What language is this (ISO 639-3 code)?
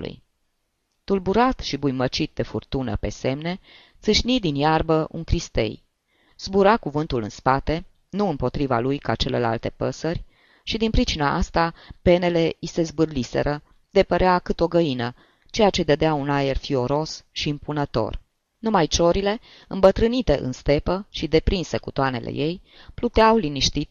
ron